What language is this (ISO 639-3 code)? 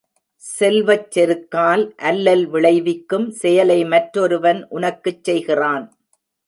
tam